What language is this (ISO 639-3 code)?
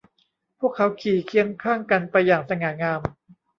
tha